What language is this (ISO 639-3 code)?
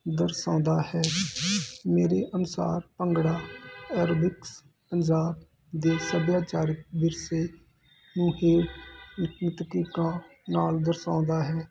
pan